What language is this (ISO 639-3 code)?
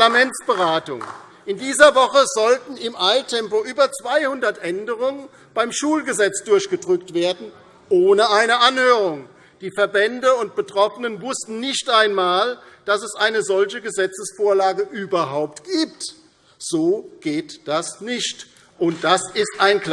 deu